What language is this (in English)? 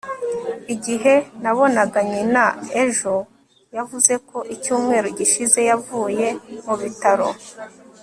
Kinyarwanda